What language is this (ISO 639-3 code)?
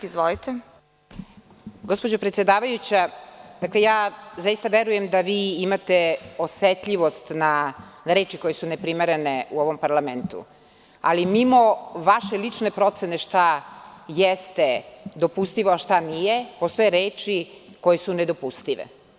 srp